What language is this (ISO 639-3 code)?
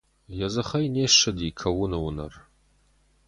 oss